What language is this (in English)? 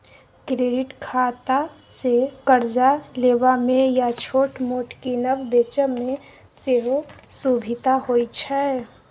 Maithili